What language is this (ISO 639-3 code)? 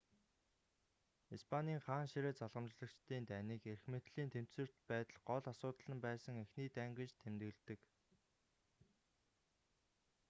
mon